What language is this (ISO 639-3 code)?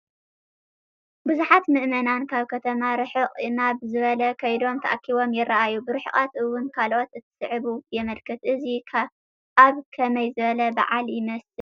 tir